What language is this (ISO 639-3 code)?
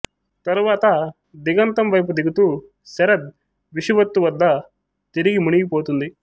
tel